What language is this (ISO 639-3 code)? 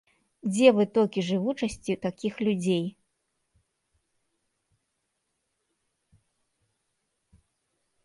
bel